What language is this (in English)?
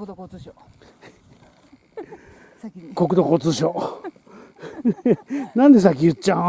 Japanese